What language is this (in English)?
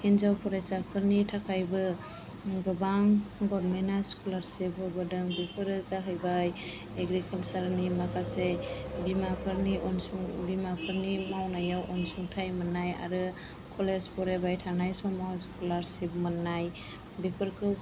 Bodo